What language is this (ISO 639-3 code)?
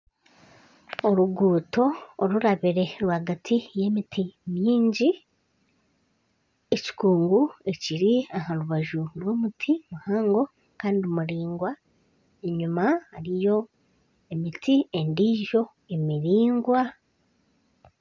nyn